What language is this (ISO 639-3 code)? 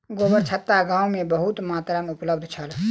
mai